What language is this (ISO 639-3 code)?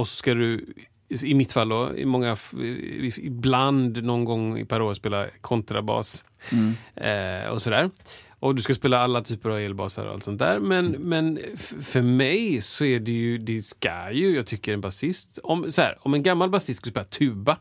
swe